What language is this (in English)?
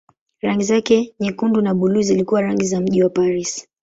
Swahili